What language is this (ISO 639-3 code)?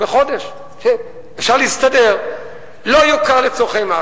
heb